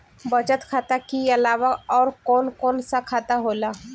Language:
Bhojpuri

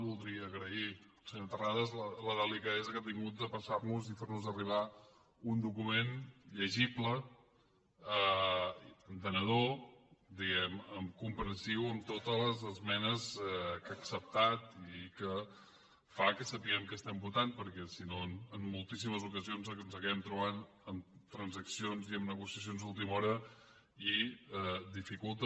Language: Catalan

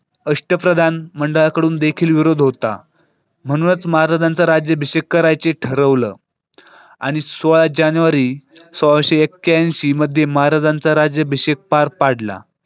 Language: Marathi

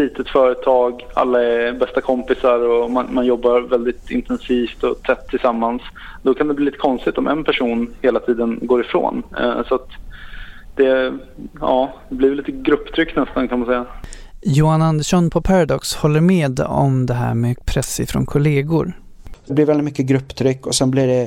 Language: Swedish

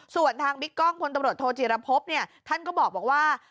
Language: Thai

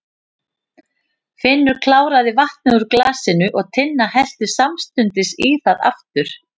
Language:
Icelandic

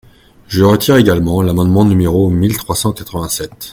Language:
French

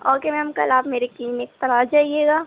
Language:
Urdu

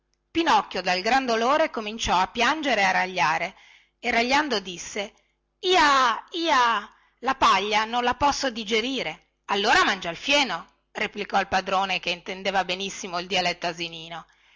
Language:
Italian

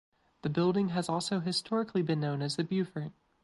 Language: English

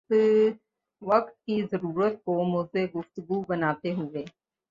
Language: Urdu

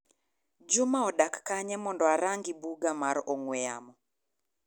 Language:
Luo (Kenya and Tanzania)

